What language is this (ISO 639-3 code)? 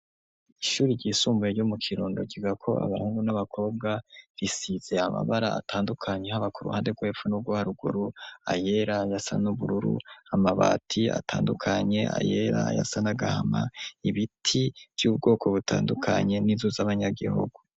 run